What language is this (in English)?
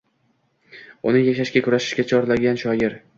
Uzbek